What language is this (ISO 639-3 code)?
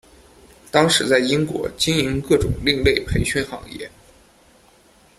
zho